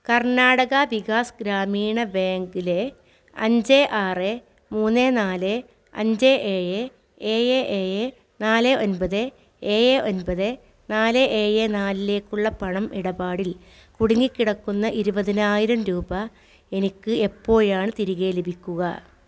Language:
Malayalam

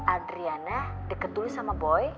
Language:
Indonesian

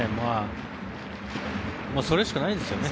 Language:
Japanese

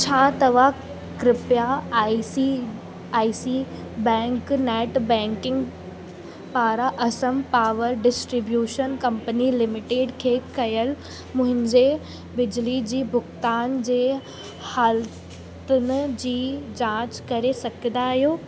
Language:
Sindhi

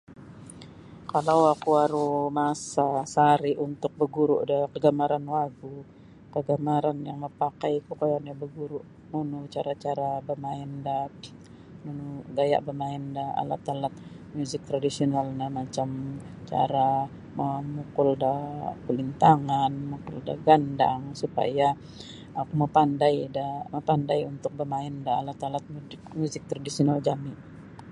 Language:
Sabah Bisaya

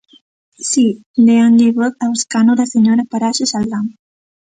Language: Galician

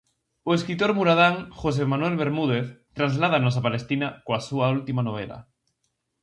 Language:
Galician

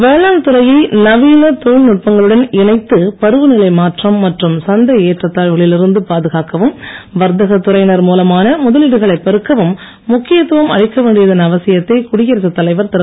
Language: Tamil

